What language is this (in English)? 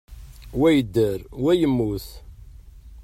Kabyle